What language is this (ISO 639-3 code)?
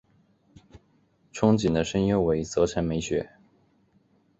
zho